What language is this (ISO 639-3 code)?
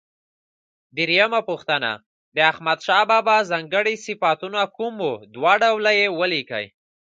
pus